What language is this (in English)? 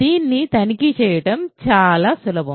Telugu